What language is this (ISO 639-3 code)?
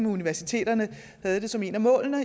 dan